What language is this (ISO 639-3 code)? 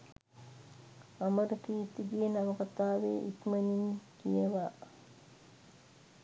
sin